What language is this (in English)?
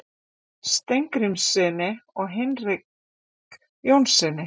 Icelandic